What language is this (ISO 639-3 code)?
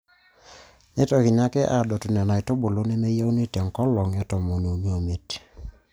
mas